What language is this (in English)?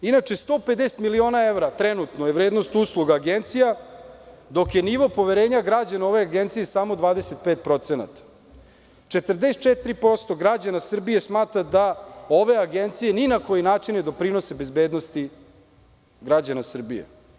Serbian